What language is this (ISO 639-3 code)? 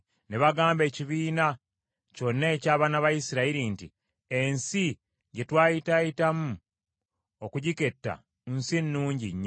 lug